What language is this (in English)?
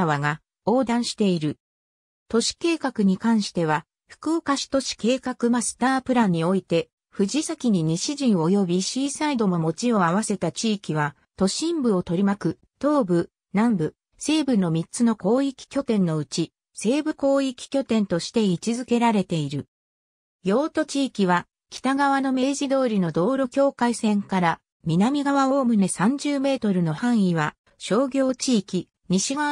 Japanese